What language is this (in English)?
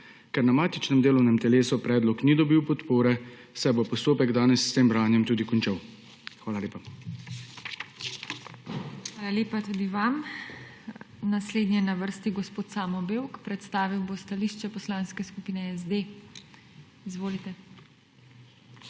Slovenian